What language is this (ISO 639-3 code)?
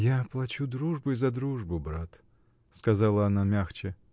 rus